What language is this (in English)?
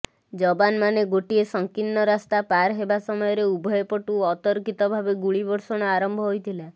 Odia